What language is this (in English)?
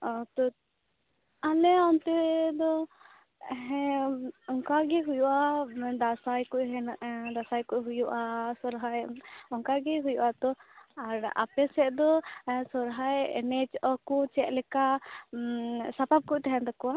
Santali